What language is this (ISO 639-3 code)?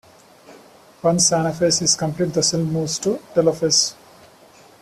eng